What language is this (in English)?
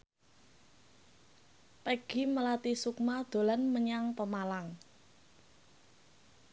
Javanese